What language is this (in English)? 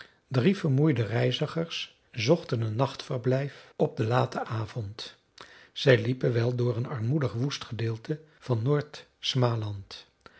Dutch